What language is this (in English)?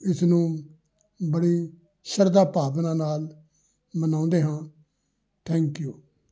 Punjabi